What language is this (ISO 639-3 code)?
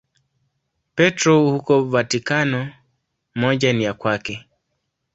swa